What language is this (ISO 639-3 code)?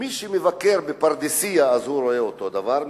heb